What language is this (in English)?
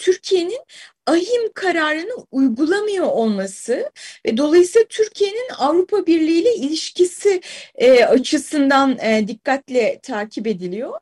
Turkish